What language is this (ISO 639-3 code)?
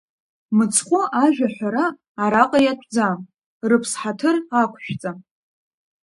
abk